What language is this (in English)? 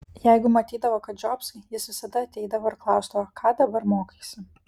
Lithuanian